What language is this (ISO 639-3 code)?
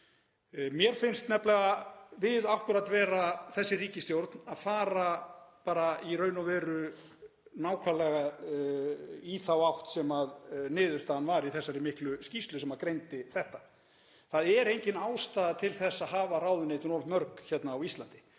isl